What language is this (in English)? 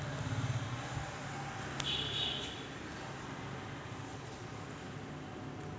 Marathi